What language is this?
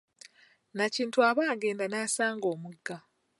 Ganda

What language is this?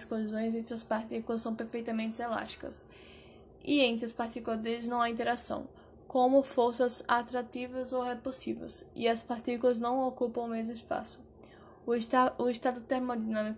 Portuguese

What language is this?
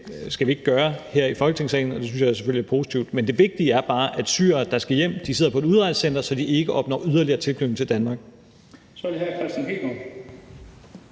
Danish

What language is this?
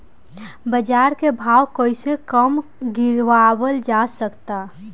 Bhojpuri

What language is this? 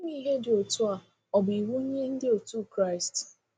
Igbo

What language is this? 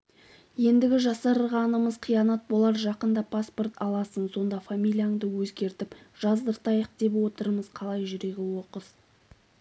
Kazakh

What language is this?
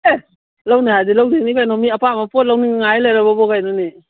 Manipuri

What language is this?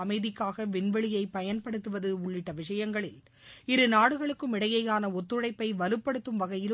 Tamil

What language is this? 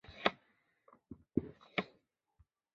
Chinese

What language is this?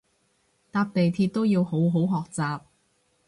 Cantonese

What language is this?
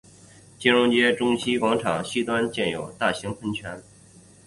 Chinese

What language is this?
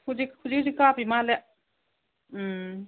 Manipuri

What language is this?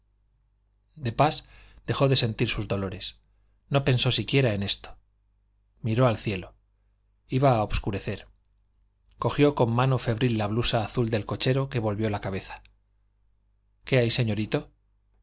Spanish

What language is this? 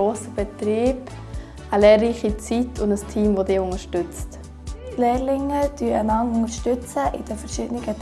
German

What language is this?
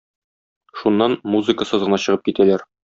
Tatar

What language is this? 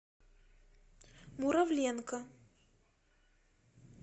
Russian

